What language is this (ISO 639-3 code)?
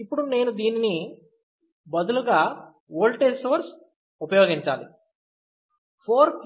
tel